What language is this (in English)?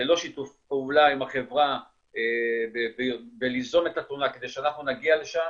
Hebrew